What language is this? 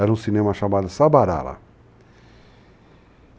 Portuguese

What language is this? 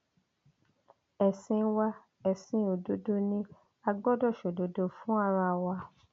Yoruba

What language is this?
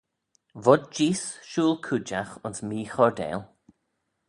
Manx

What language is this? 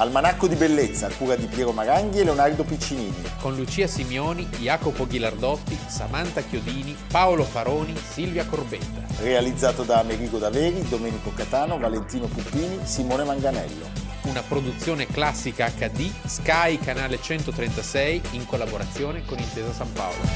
Italian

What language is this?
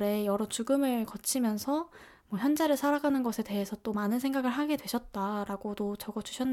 Korean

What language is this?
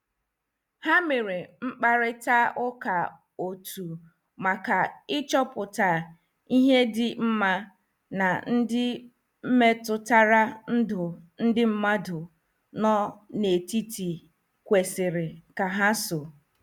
Igbo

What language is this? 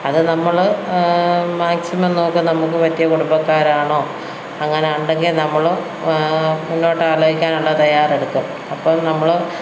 Malayalam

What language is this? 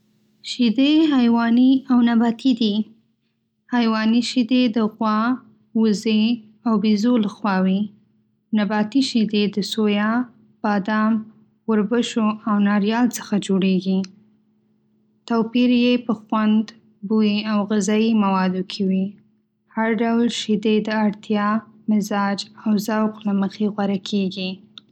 Pashto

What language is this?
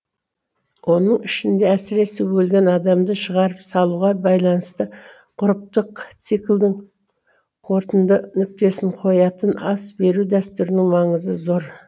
Kazakh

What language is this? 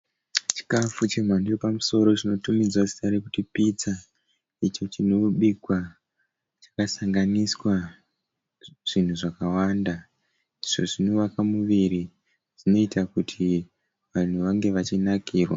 Shona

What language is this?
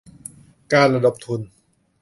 Thai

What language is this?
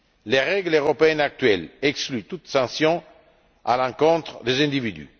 French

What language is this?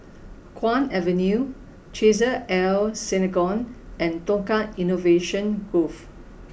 English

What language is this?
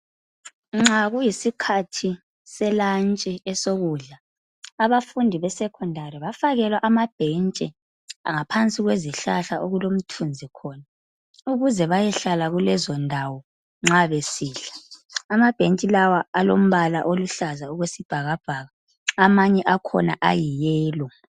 North Ndebele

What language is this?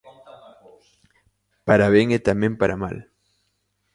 Galician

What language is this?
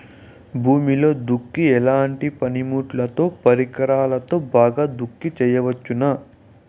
Telugu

